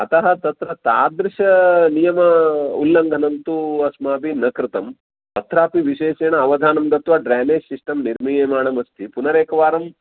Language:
Sanskrit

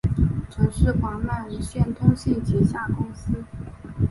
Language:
Chinese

